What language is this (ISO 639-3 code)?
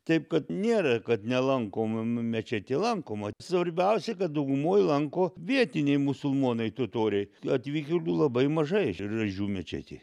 lit